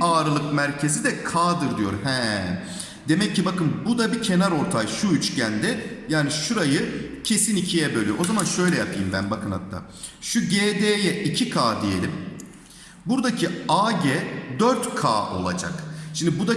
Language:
Turkish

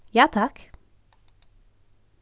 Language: Faroese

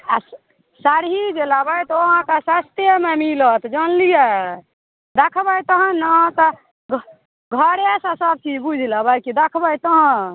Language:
Maithili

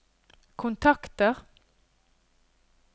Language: Norwegian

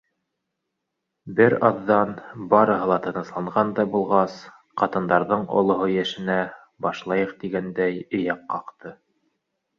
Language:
Bashkir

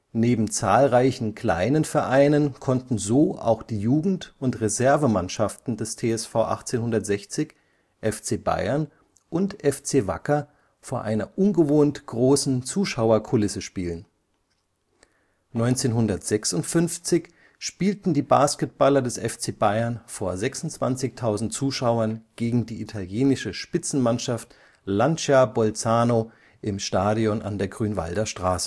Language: German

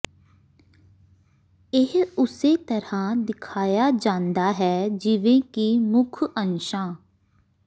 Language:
Punjabi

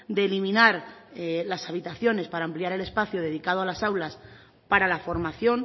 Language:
Spanish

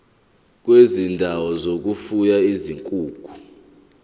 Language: Zulu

